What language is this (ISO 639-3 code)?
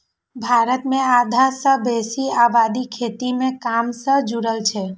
mai